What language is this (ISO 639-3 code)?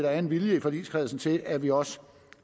dan